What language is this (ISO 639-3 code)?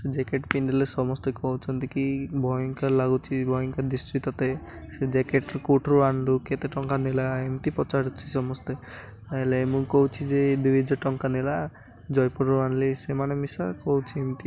ori